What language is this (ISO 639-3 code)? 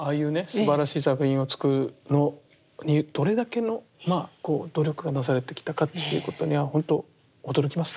jpn